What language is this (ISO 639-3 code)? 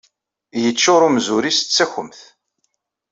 kab